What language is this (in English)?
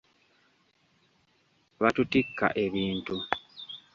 Ganda